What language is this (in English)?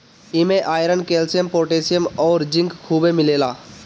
Bhojpuri